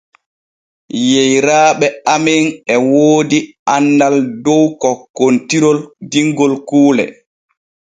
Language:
Borgu Fulfulde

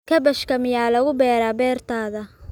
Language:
Somali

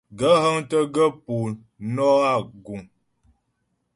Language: Ghomala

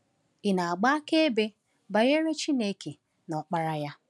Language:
Igbo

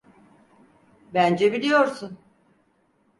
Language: Turkish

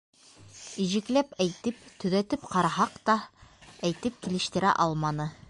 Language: Bashkir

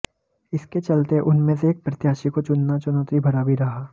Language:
Hindi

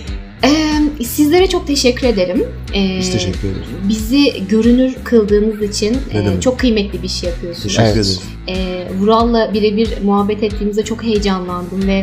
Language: Turkish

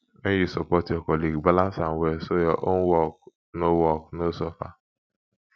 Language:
Nigerian Pidgin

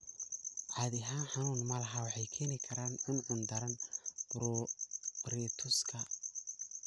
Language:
Somali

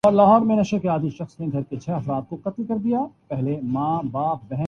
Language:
Urdu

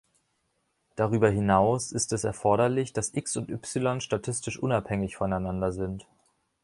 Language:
German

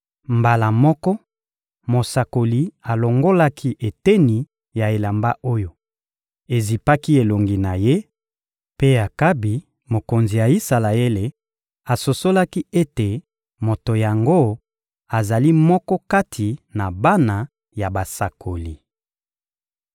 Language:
Lingala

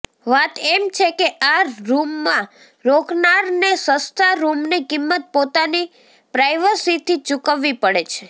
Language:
Gujarati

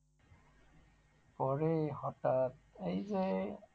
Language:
Bangla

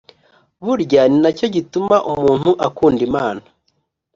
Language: Kinyarwanda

